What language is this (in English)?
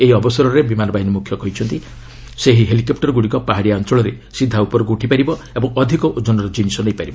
Odia